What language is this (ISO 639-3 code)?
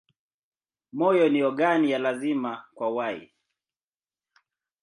swa